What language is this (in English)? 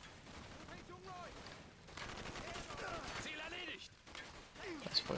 German